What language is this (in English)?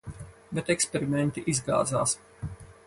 Latvian